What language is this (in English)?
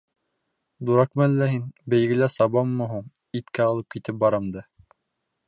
Bashkir